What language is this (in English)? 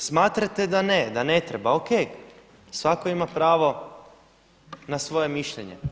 Croatian